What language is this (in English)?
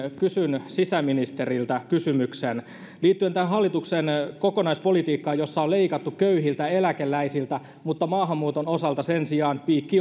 Finnish